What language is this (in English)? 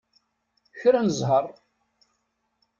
Kabyle